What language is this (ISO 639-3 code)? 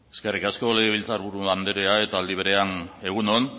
eus